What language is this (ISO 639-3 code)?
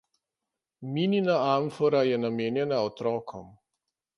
slv